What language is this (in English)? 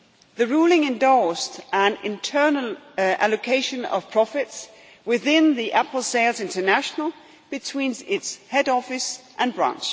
English